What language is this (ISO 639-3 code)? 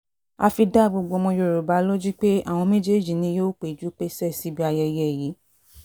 yor